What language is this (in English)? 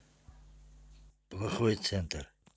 Russian